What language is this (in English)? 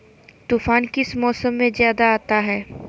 Magahi